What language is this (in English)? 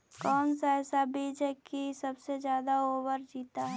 Magahi